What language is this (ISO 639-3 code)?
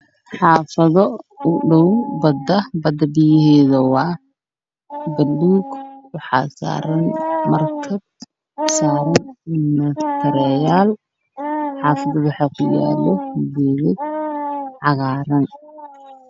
som